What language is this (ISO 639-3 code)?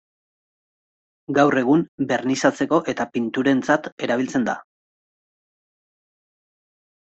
eus